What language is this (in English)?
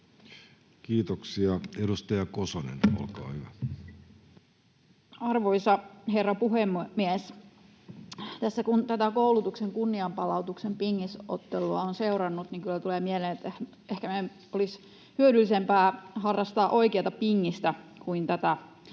Finnish